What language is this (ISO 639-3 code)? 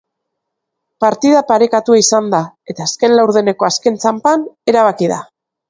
eus